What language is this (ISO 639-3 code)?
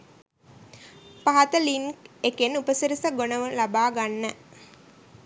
sin